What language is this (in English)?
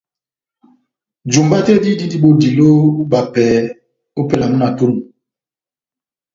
Batanga